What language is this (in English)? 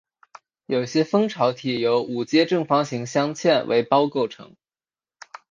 Chinese